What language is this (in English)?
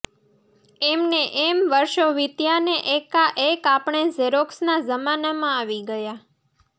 Gujarati